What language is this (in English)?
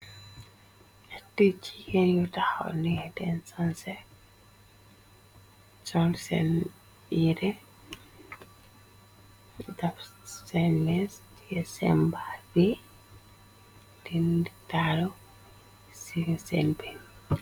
Wolof